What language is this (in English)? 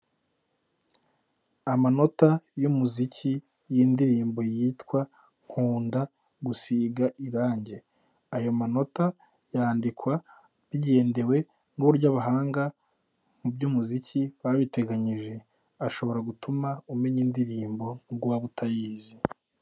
Kinyarwanda